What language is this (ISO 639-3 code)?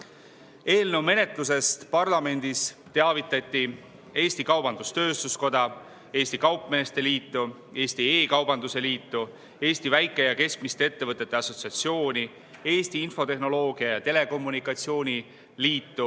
est